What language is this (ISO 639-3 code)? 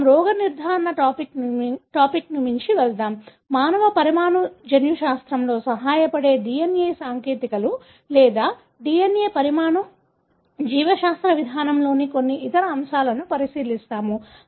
tel